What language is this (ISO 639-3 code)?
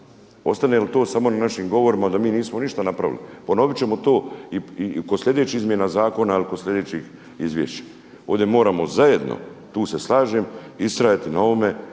hrv